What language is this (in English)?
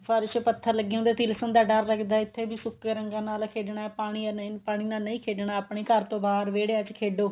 Punjabi